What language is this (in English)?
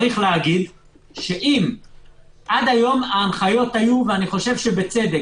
Hebrew